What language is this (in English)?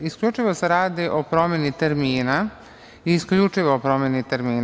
Serbian